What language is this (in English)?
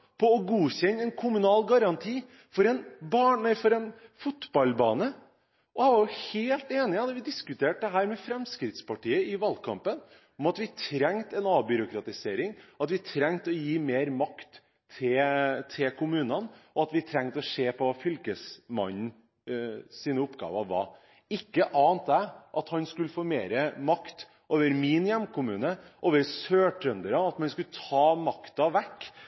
Norwegian Bokmål